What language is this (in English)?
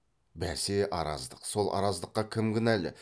Kazakh